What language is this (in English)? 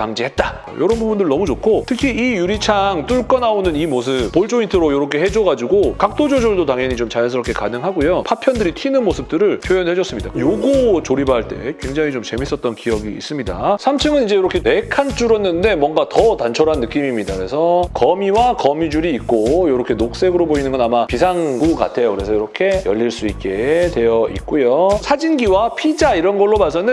Korean